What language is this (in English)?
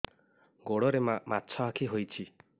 Odia